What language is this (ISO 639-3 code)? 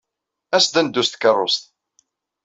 kab